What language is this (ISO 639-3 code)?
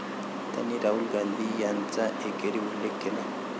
mar